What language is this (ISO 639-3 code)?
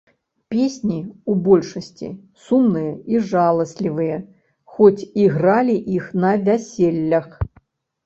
bel